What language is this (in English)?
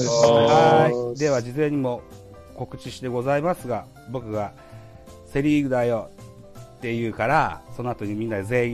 Japanese